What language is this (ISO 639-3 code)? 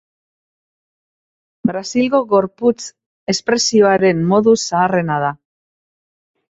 eus